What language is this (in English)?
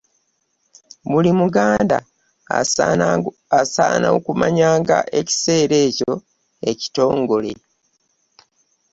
Ganda